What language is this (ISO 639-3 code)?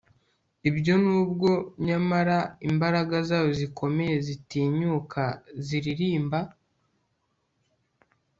kin